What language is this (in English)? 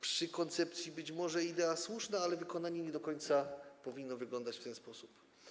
Polish